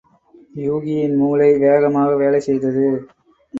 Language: Tamil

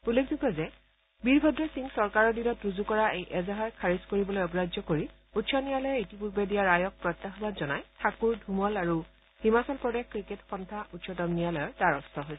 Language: Assamese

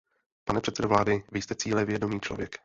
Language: Czech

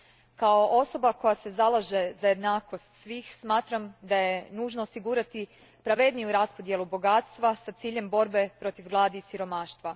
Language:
Croatian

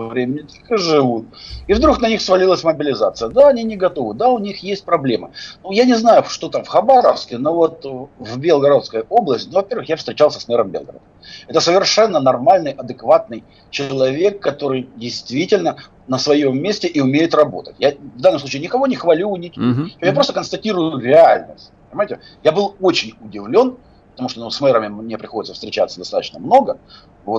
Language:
Russian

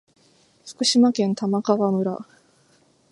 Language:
Japanese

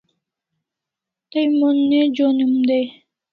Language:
Kalasha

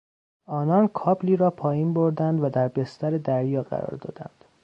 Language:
Persian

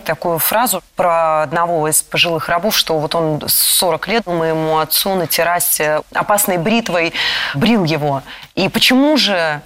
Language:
Russian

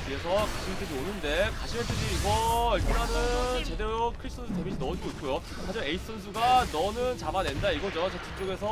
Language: Korean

